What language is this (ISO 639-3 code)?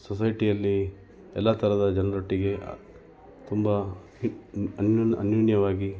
kan